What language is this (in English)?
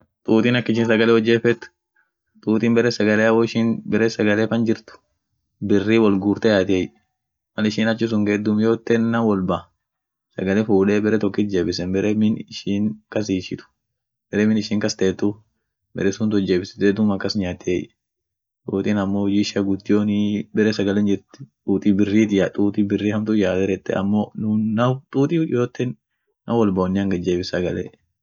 Orma